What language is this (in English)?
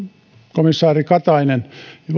Finnish